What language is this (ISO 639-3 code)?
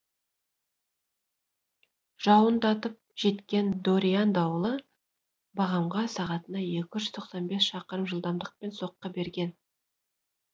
kaz